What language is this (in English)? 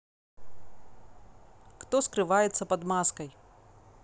Russian